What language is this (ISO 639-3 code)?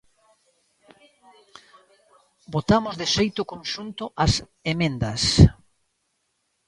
glg